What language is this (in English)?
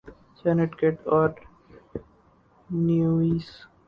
Urdu